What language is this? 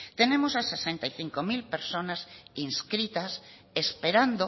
Spanish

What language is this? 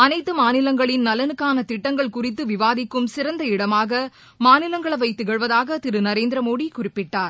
Tamil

